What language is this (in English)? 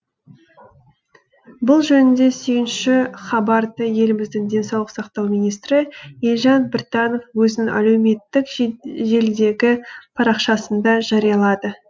Kazakh